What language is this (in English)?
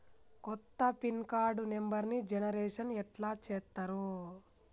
Telugu